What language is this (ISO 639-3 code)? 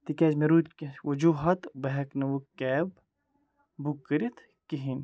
kas